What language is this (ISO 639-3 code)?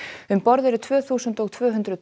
isl